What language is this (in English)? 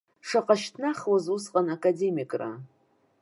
Abkhazian